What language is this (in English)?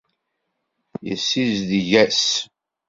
Kabyle